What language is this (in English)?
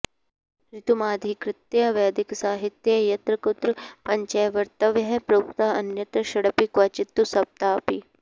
Sanskrit